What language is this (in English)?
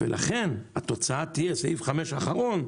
Hebrew